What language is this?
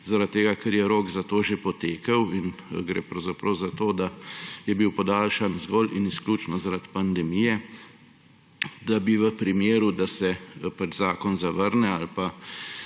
Slovenian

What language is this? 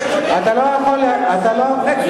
Hebrew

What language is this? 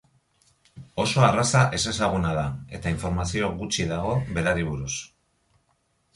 Basque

